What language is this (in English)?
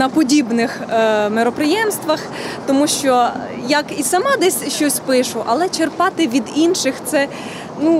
Ukrainian